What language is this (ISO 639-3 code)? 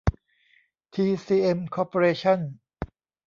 tha